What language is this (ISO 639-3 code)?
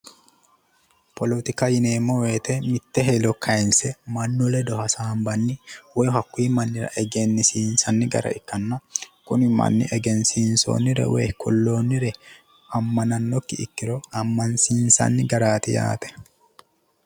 sid